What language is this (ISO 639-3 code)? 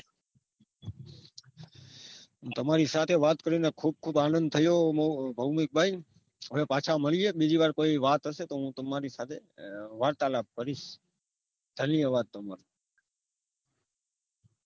guj